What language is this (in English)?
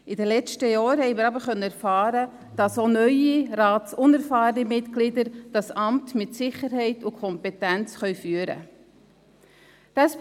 Swiss German